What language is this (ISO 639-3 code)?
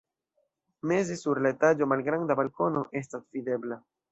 epo